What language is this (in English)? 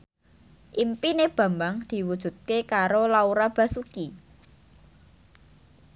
Javanese